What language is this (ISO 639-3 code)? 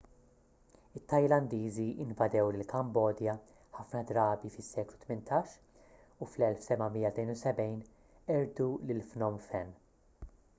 mlt